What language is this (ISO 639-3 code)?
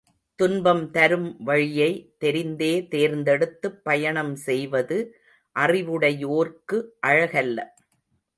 tam